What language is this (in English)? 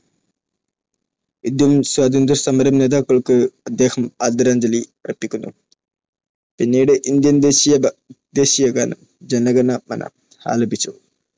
Malayalam